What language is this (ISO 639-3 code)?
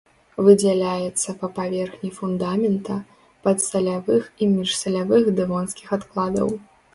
bel